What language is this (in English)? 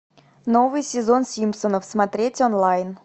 Russian